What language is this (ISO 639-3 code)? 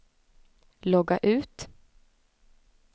swe